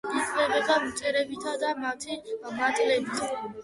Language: Georgian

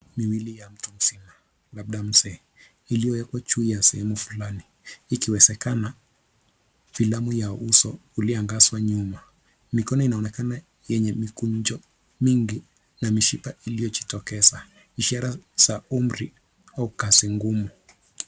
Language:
Swahili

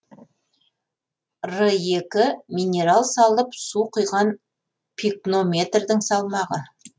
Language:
Kazakh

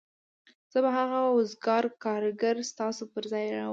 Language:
Pashto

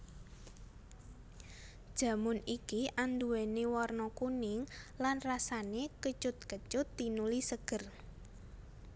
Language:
Javanese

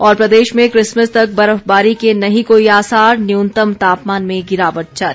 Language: Hindi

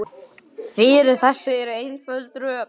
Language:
Icelandic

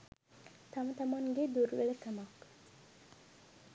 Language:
Sinhala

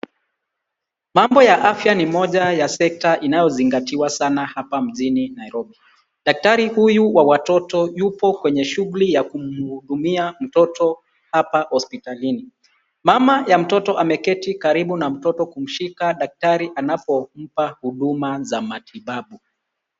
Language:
Swahili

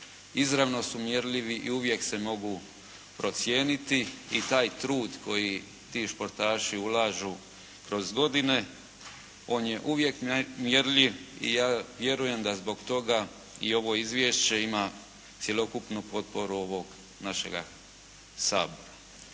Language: Croatian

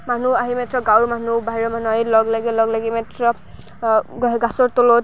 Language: Assamese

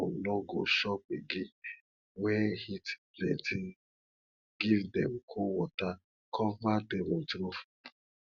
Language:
Nigerian Pidgin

